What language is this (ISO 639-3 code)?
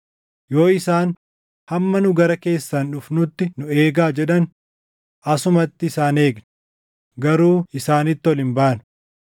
orm